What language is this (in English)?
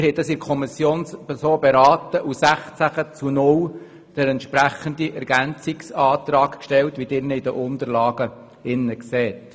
Swiss German